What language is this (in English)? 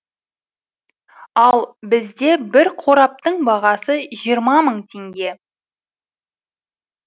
Kazakh